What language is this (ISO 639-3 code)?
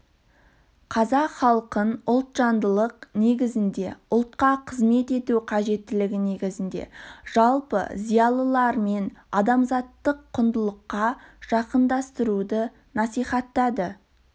kaz